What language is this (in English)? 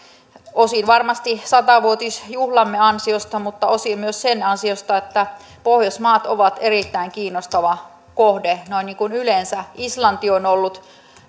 Finnish